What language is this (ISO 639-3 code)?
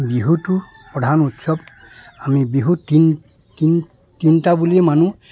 asm